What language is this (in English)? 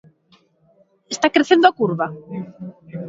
Galician